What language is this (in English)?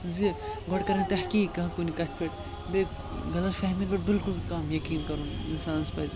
Kashmiri